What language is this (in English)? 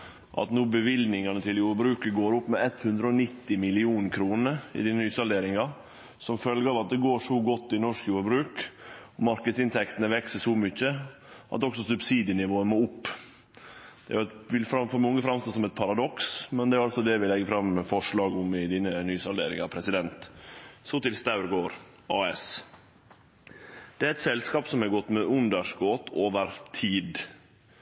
Norwegian Nynorsk